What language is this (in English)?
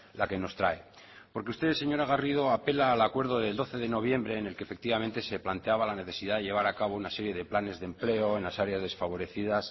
Spanish